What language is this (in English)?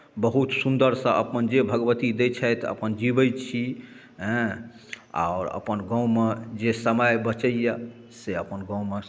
Maithili